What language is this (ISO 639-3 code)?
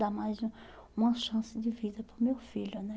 por